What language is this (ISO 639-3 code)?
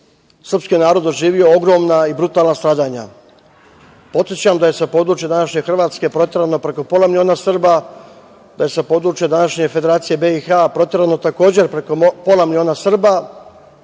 srp